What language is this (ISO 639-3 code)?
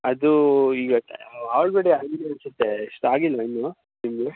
kan